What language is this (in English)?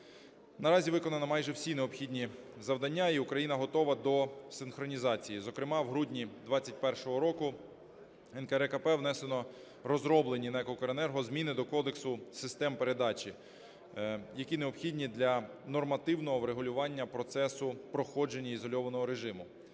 Ukrainian